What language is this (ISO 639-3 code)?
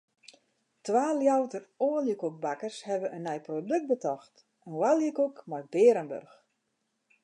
fry